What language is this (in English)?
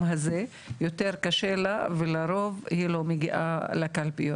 Hebrew